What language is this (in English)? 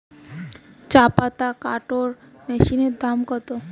Bangla